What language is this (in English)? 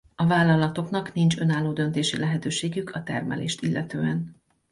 Hungarian